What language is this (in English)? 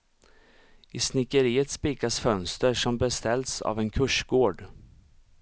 Swedish